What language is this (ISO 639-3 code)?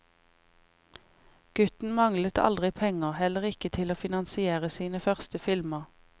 nor